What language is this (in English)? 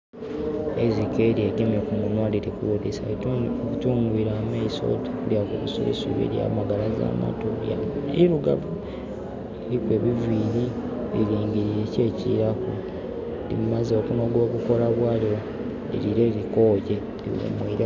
Soga